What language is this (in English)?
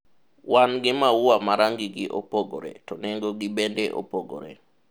Luo (Kenya and Tanzania)